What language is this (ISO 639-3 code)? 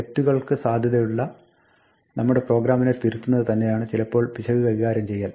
mal